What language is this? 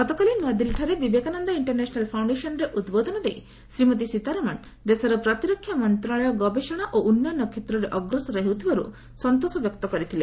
Odia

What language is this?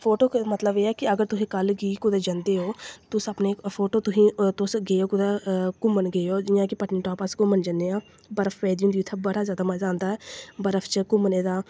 Dogri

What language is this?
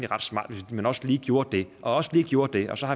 Danish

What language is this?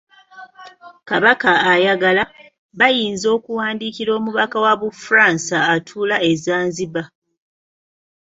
Ganda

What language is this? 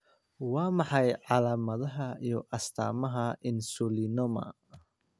Somali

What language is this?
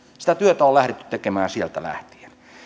Finnish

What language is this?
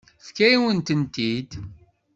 Kabyle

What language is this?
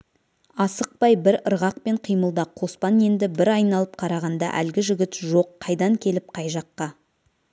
Kazakh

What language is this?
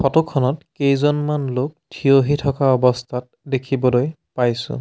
Assamese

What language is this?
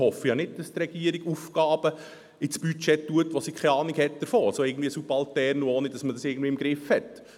Swiss German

